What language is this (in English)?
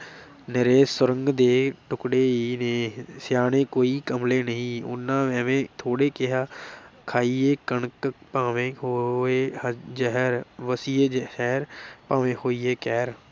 Punjabi